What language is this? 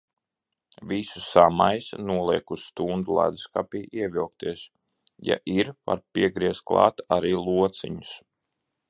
Latvian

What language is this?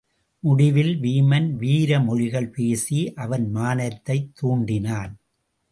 Tamil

